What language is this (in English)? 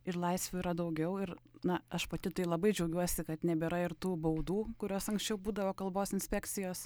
Lithuanian